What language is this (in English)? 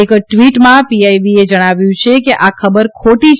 Gujarati